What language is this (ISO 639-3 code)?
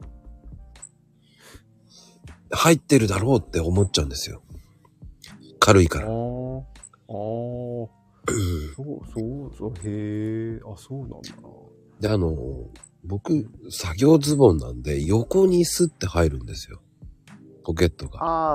jpn